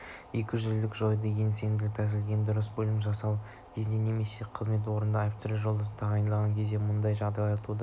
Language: Kazakh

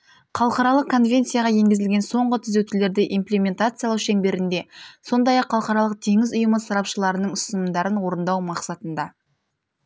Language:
Kazakh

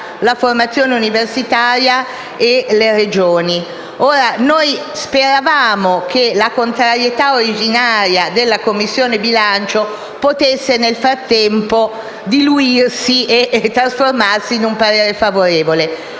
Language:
Italian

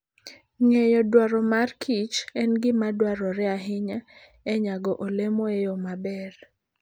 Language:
Luo (Kenya and Tanzania)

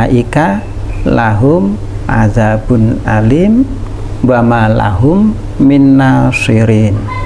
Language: Indonesian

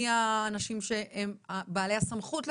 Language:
Hebrew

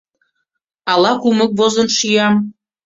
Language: Mari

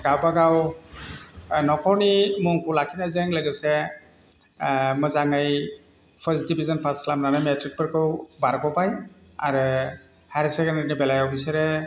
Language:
Bodo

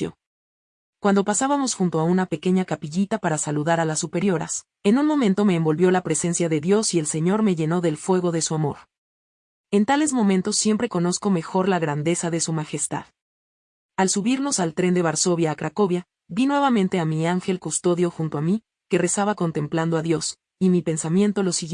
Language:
Spanish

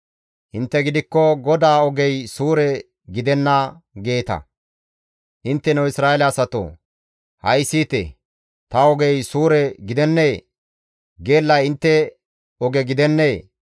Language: Gamo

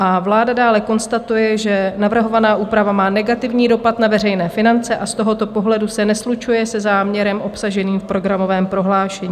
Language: Czech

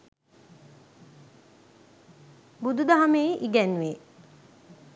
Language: Sinhala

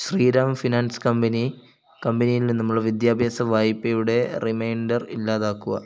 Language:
Malayalam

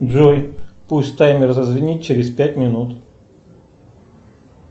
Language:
Russian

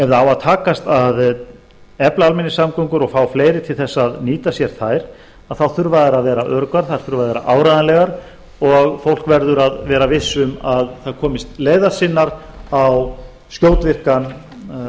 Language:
Icelandic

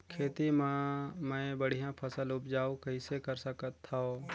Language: Chhattisgarhi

